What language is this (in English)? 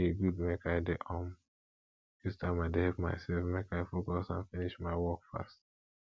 Nigerian Pidgin